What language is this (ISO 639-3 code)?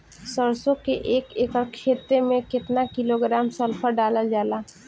bho